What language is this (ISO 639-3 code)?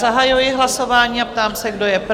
ces